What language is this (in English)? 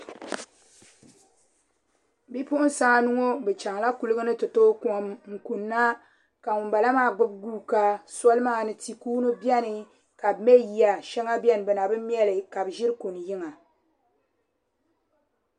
Dagbani